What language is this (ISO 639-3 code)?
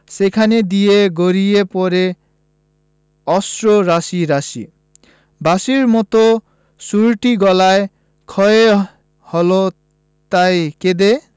ben